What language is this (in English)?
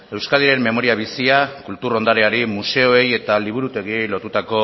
Basque